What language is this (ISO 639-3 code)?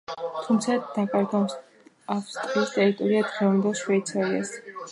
kat